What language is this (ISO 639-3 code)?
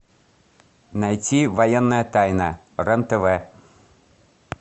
rus